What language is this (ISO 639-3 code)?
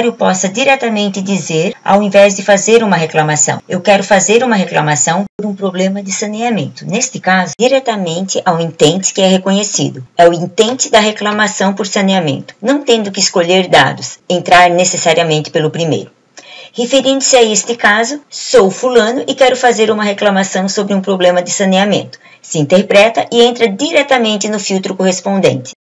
por